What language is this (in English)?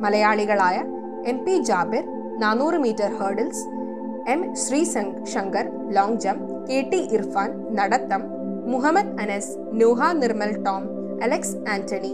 Malayalam